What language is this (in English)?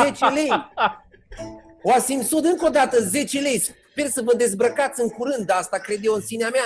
Romanian